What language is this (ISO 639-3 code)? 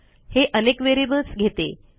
mar